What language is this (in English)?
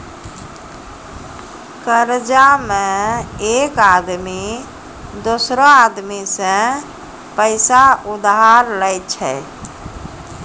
Maithili